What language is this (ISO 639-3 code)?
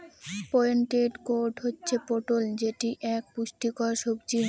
ben